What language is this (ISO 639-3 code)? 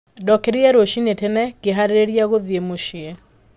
kik